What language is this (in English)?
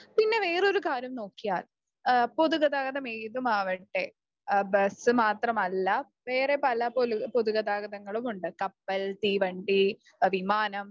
Malayalam